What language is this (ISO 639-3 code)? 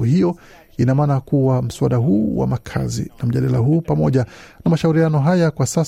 swa